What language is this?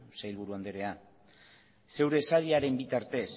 Basque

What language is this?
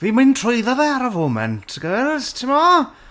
Welsh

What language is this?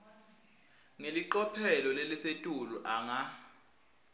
Swati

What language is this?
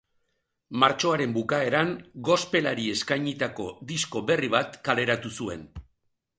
Basque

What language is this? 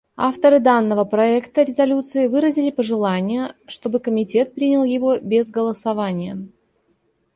Russian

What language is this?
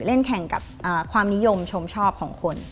Thai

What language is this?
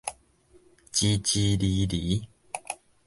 Min Nan Chinese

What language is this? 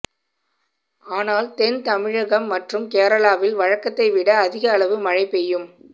Tamil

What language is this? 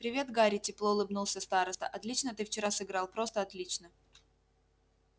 Russian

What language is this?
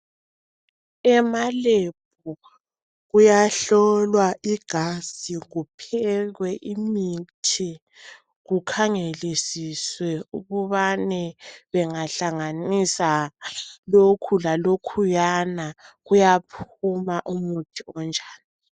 North Ndebele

